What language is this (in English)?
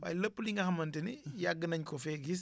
Wolof